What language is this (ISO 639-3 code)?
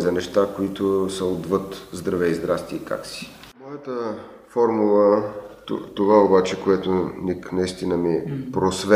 bul